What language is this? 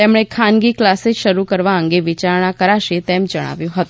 Gujarati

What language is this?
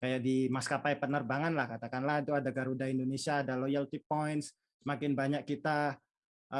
Indonesian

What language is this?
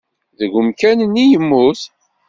Kabyle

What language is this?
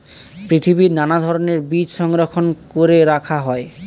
Bangla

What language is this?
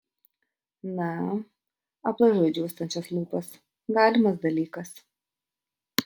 Lithuanian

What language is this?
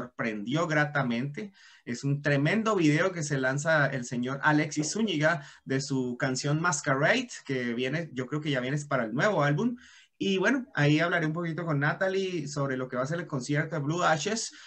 Spanish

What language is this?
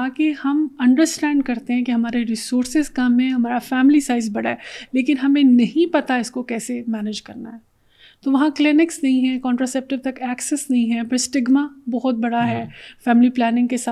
Urdu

